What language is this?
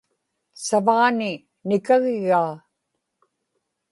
Inupiaq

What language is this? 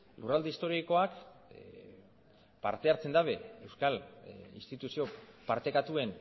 Basque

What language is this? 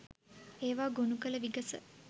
Sinhala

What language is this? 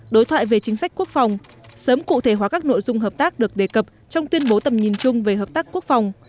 Vietnamese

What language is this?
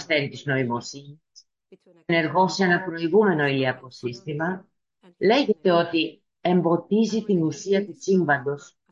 Greek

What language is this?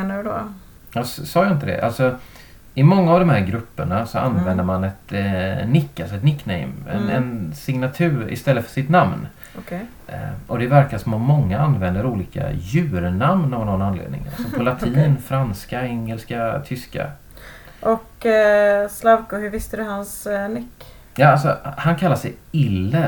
Swedish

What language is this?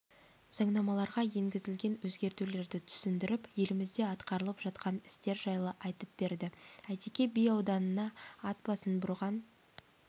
Kazakh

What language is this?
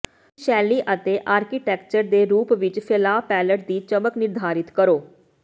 Punjabi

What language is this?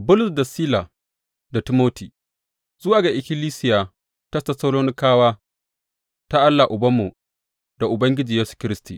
Hausa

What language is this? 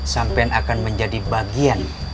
Indonesian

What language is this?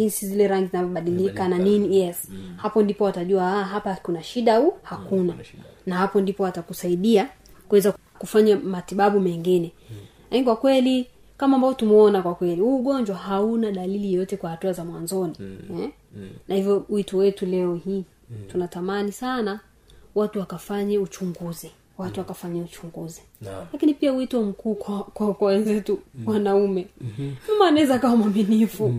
Swahili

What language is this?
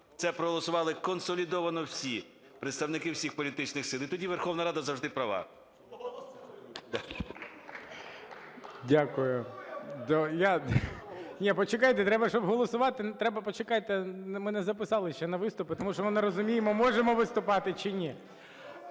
Ukrainian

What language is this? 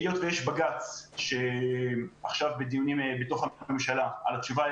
Hebrew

